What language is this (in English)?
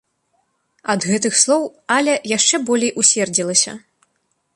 Belarusian